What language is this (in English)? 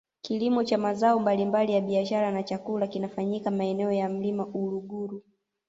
Swahili